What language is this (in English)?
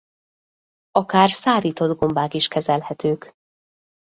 Hungarian